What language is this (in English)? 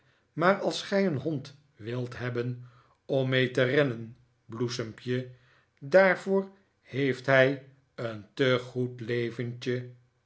Dutch